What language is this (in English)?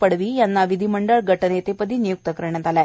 Marathi